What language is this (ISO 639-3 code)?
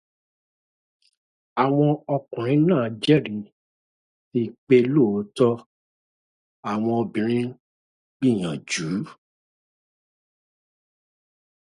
yor